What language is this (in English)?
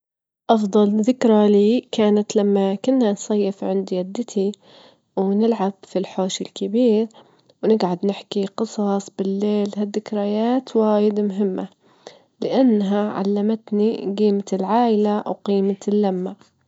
Gulf Arabic